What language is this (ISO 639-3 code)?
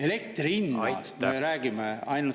est